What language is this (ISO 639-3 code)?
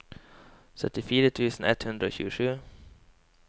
nor